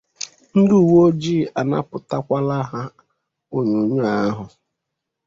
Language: Igbo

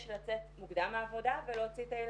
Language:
Hebrew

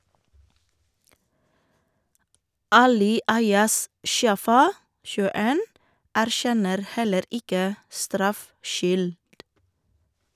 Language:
Norwegian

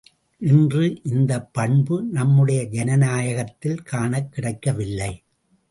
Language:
Tamil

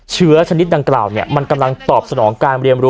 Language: Thai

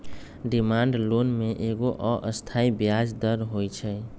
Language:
Magahi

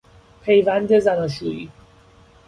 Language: Persian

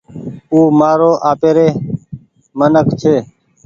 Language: Goaria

